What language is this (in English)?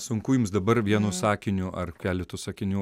Lithuanian